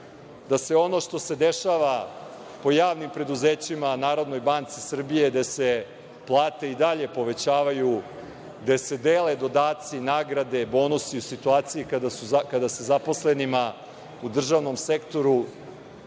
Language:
Serbian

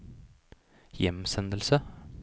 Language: Norwegian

